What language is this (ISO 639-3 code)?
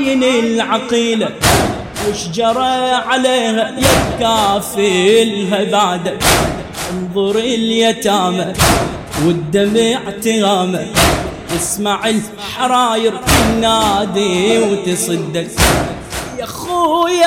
ara